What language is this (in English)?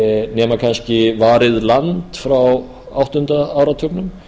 Icelandic